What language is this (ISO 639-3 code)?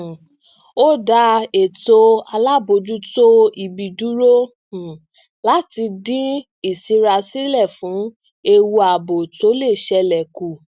yor